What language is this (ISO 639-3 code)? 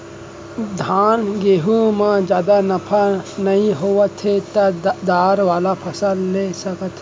hne